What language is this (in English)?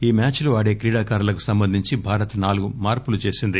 Telugu